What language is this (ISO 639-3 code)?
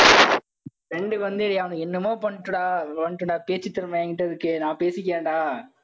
tam